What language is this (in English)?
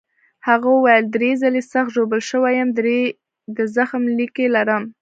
Pashto